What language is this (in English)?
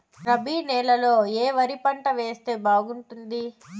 Telugu